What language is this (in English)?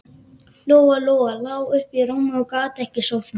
Icelandic